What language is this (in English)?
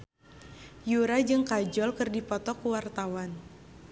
Sundanese